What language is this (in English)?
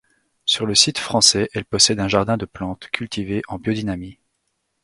French